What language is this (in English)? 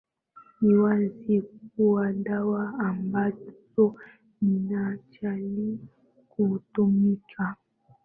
Swahili